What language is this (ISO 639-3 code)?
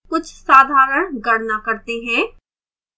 hin